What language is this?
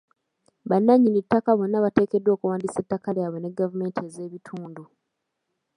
Ganda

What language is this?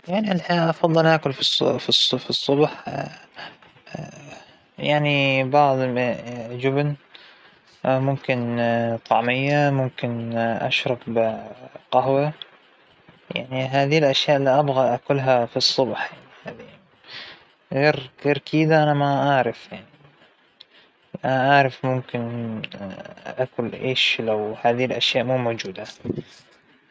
Hijazi Arabic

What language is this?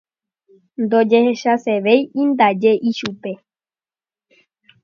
Guarani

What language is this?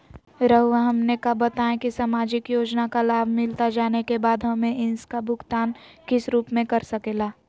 Magahi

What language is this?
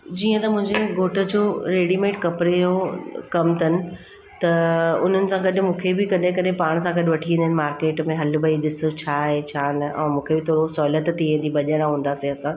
Sindhi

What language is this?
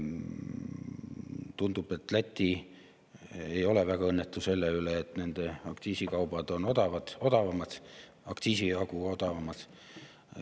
Estonian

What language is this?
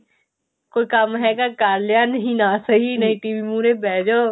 Punjabi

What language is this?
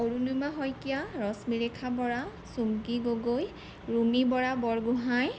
Assamese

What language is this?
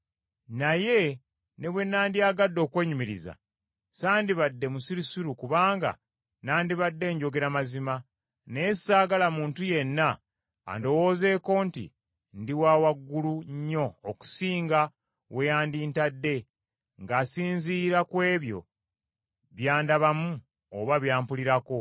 Ganda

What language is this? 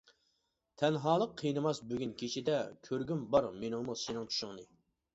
Uyghur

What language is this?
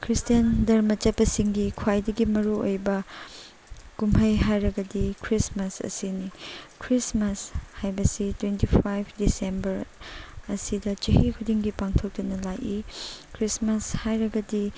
Manipuri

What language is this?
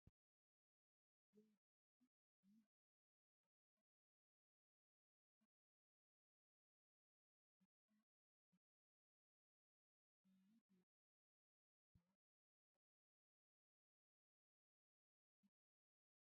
Wolaytta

